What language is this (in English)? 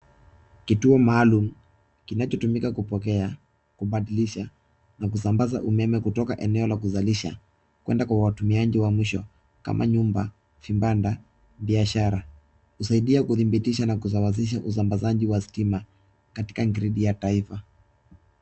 Swahili